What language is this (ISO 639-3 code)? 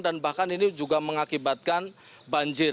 ind